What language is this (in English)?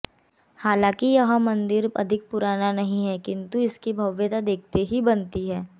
Hindi